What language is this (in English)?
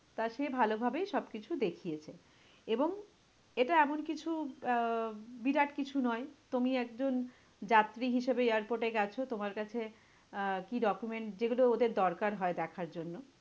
Bangla